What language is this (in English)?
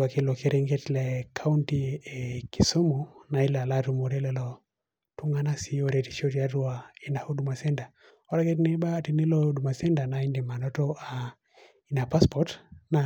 Masai